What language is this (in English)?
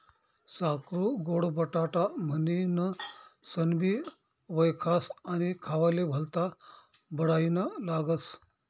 Marathi